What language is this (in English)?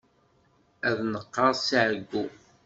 Kabyle